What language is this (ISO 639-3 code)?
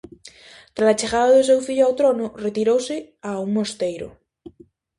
glg